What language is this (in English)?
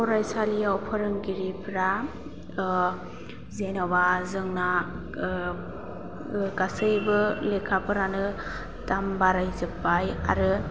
Bodo